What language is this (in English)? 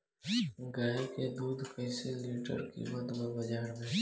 Bhojpuri